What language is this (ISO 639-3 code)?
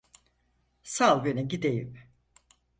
tur